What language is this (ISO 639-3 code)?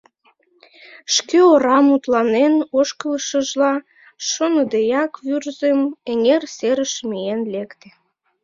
chm